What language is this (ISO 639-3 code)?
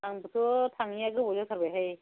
brx